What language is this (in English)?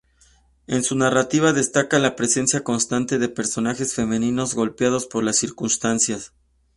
Spanish